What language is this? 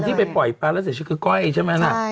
Thai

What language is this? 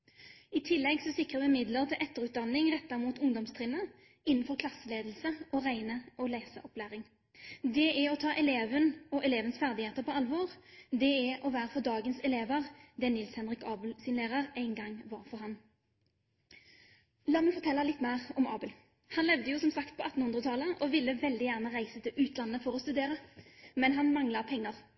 Norwegian Bokmål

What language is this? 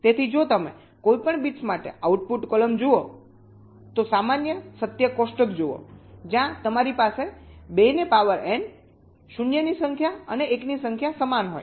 Gujarati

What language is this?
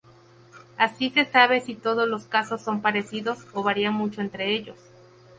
Spanish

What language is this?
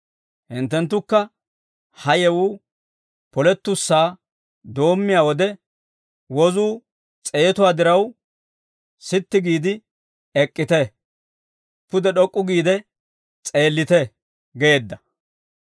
Dawro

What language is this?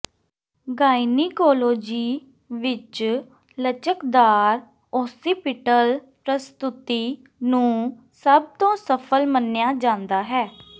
Punjabi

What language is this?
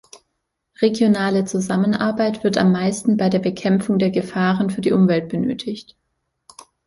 German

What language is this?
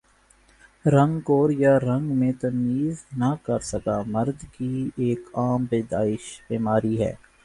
Urdu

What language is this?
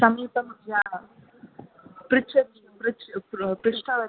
Sanskrit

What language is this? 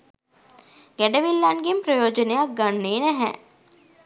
Sinhala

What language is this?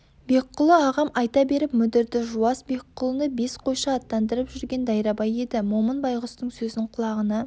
Kazakh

